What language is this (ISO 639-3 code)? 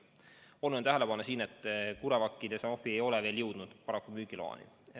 est